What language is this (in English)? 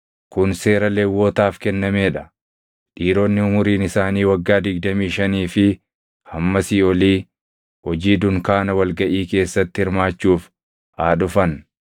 Oromo